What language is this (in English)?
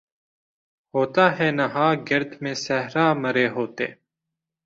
Urdu